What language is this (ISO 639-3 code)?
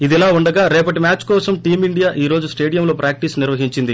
tel